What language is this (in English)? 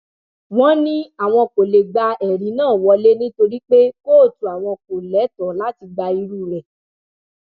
Yoruba